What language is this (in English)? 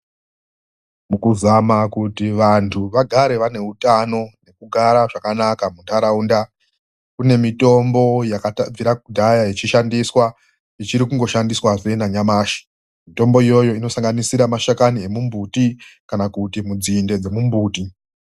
Ndau